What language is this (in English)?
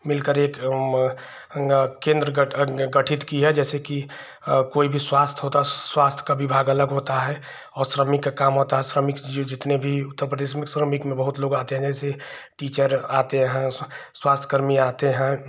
Hindi